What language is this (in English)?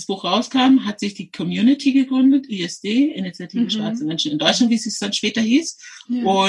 German